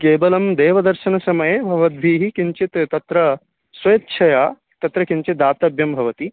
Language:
Sanskrit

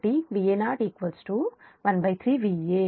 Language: Telugu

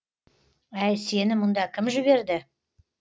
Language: Kazakh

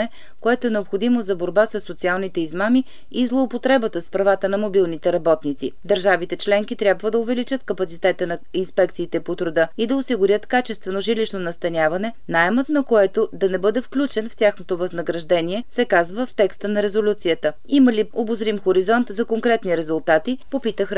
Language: Bulgarian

